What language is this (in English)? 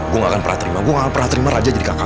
Indonesian